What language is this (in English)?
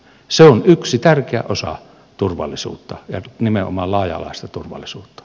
Finnish